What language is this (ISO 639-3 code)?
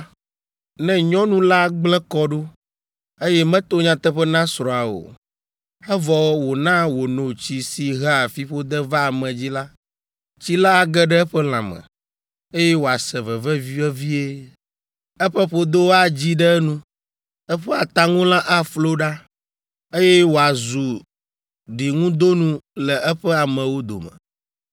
ewe